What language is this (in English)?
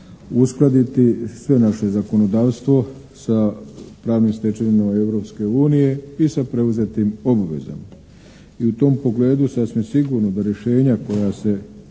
Croatian